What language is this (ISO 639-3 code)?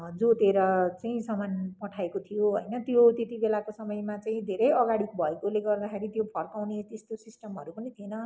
nep